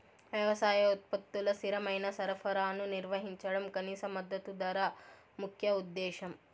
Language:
Telugu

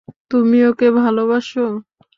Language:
Bangla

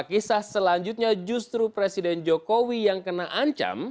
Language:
Indonesian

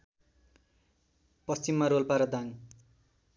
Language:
Nepali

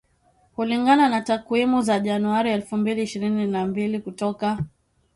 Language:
Swahili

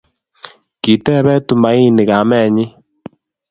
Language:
Kalenjin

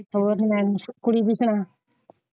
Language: Punjabi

